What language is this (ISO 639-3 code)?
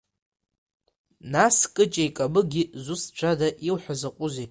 abk